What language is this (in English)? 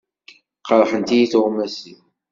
Kabyle